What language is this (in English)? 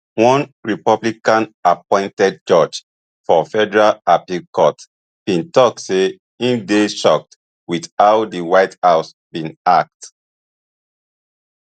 Nigerian Pidgin